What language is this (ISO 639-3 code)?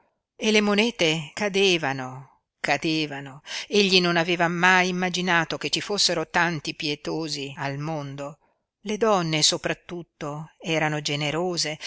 ita